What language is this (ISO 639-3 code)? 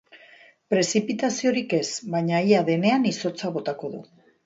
eus